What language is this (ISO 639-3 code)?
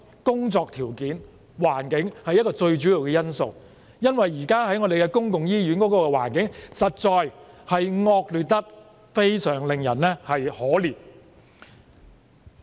yue